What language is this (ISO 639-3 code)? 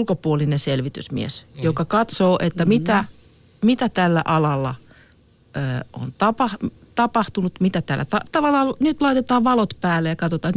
fin